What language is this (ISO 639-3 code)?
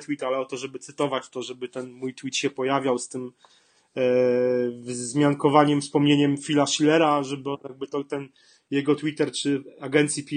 pol